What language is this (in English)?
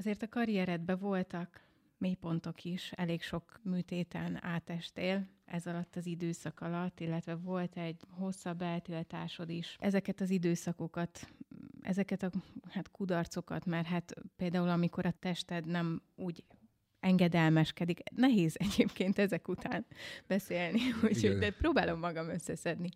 Hungarian